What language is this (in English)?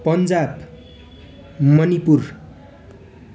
Nepali